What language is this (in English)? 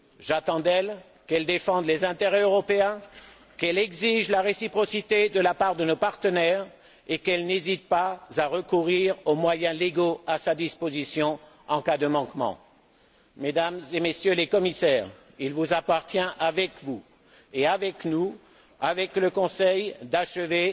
French